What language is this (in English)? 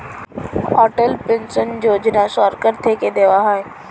Bangla